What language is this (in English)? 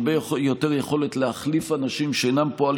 Hebrew